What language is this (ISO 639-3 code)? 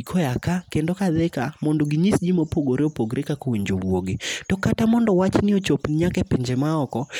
luo